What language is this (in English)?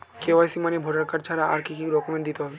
Bangla